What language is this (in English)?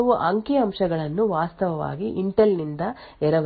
Kannada